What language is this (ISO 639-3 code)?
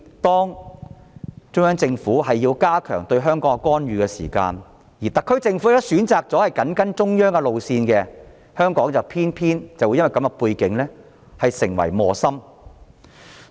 yue